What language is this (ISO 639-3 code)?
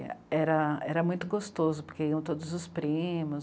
por